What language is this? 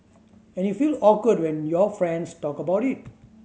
English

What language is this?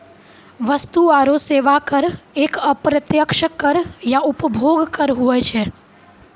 Maithili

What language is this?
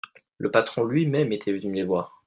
French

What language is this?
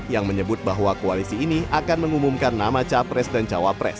Indonesian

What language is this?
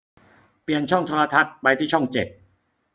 Thai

